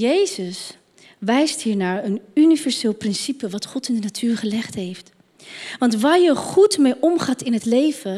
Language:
Dutch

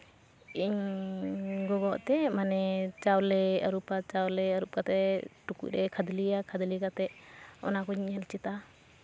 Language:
Santali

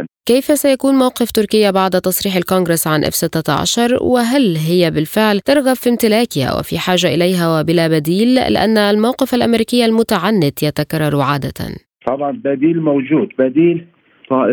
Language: Arabic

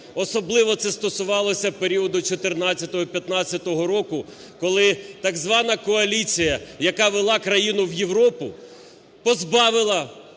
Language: Ukrainian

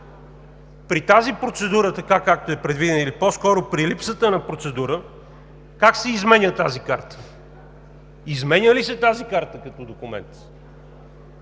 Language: Bulgarian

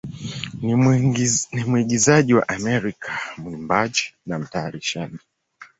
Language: Swahili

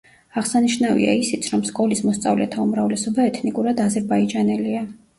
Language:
Georgian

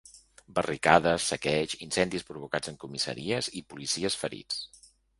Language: Catalan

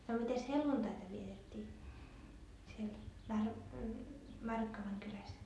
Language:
Finnish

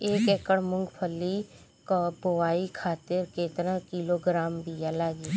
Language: Bhojpuri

